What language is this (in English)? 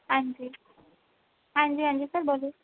Punjabi